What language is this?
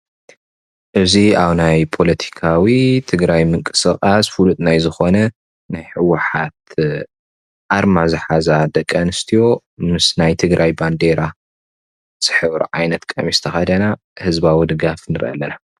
Tigrinya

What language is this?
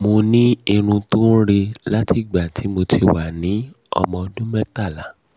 Yoruba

